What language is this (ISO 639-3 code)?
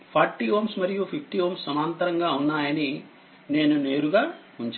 tel